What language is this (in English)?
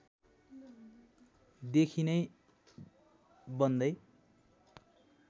Nepali